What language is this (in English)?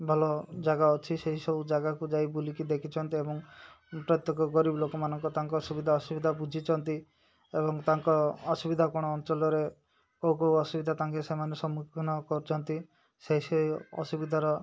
Odia